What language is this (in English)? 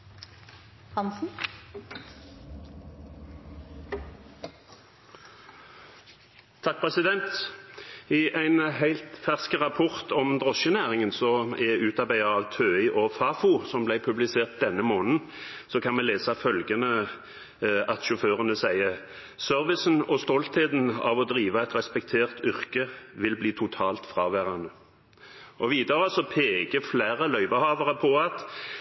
Norwegian